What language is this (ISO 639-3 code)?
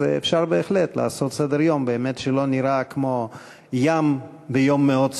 heb